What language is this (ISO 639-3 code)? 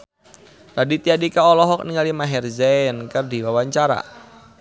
sun